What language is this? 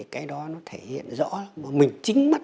Vietnamese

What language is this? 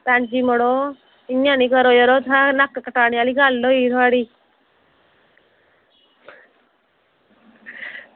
Dogri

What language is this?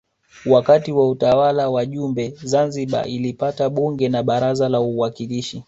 Swahili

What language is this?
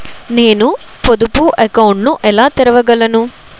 Telugu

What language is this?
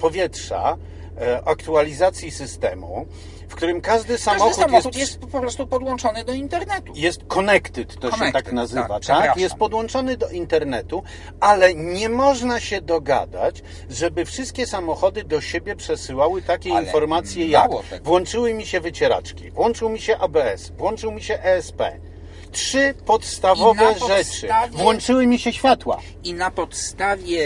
Polish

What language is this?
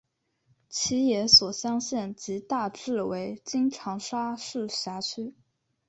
Chinese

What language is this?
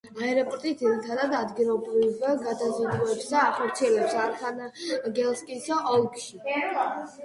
Georgian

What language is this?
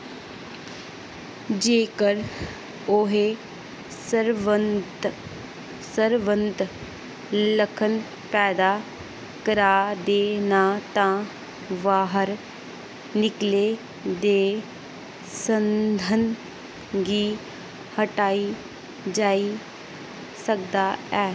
Dogri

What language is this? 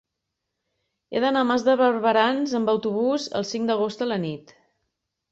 Catalan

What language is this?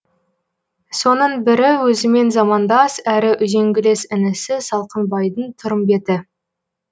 Kazakh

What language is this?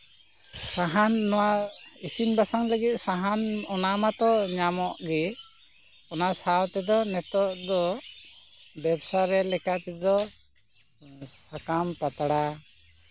Santali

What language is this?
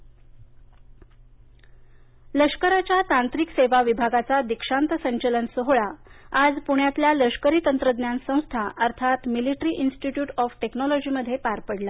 Marathi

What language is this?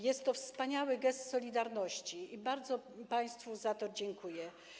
Polish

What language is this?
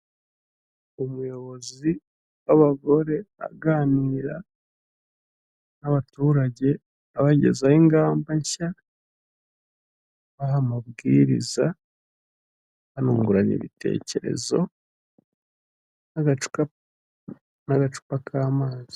Kinyarwanda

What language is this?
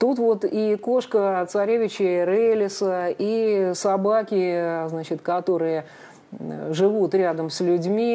Russian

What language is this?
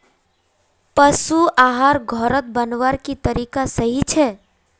Magahi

